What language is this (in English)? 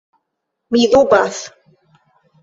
Esperanto